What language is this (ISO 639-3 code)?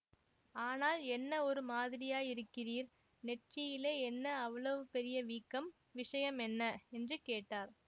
tam